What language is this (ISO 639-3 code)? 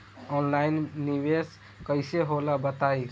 bho